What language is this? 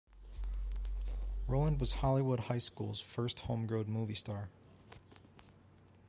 English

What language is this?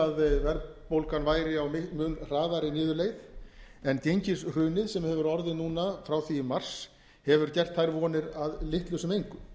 Icelandic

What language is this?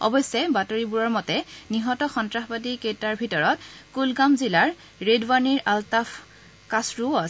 Assamese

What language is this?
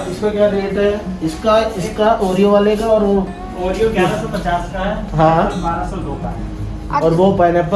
Hindi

